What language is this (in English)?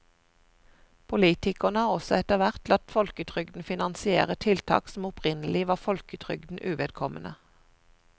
Norwegian